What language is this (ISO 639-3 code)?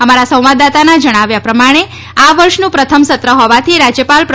guj